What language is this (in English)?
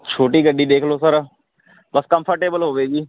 Punjabi